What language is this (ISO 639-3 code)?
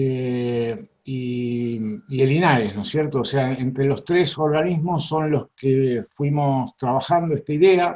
spa